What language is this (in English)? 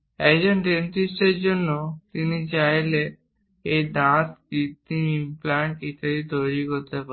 Bangla